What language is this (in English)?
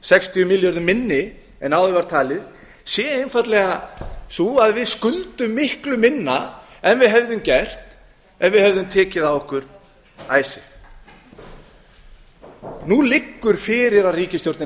Icelandic